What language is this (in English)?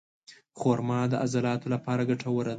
Pashto